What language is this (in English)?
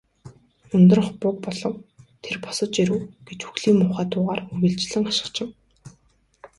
Mongolian